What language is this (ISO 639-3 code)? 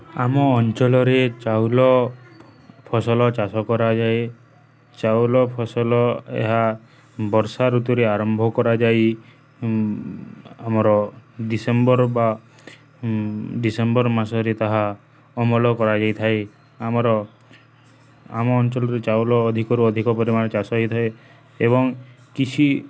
ori